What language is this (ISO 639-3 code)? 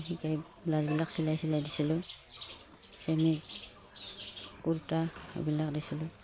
asm